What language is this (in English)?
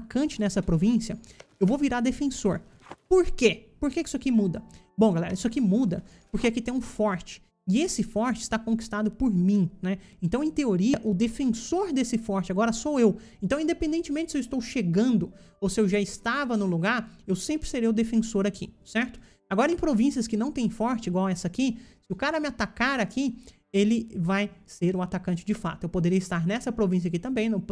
Portuguese